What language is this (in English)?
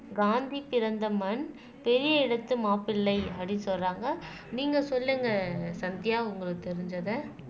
Tamil